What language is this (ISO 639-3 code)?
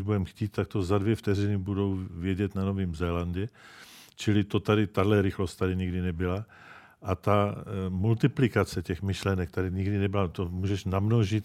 ces